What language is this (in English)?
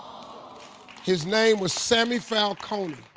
English